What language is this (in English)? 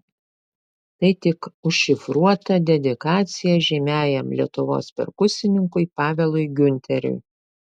Lithuanian